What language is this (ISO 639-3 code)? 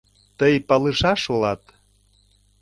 chm